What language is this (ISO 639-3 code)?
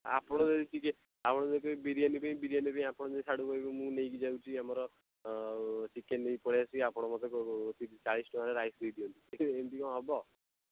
ori